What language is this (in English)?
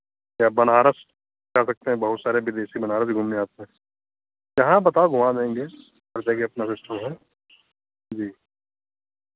Hindi